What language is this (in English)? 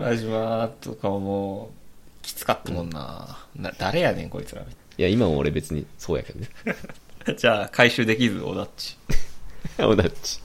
Japanese